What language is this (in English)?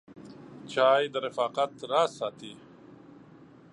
Pashto